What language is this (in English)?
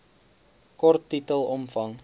Afrikaans